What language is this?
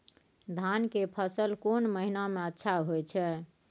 Maithili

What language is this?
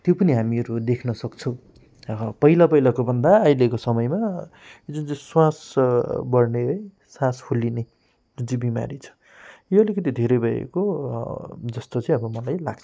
Nepali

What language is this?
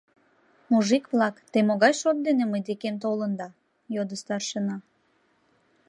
Mari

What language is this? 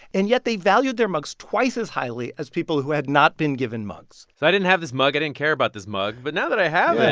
English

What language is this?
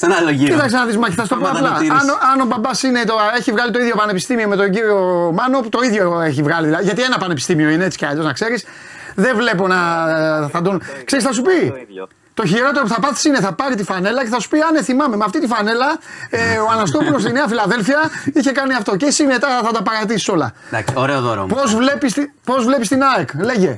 Greek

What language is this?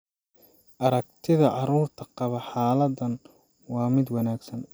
Somali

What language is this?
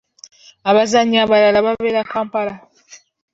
Ganda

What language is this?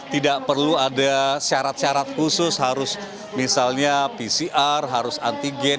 Indonesian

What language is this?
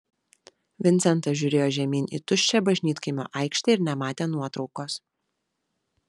Lithuanian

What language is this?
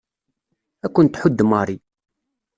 Kabyle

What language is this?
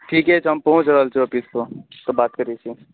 Maithili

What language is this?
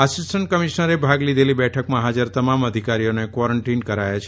Gujarati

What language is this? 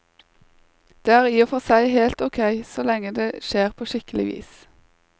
Norwegian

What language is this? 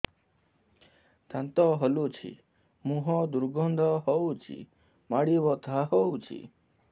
Odia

